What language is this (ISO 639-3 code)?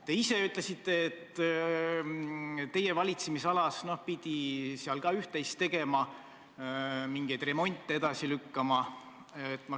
est